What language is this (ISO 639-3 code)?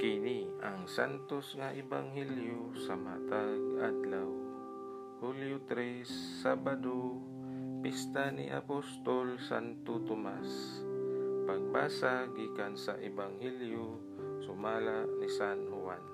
fil